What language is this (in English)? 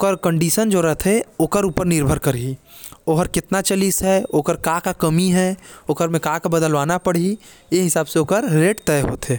Korwa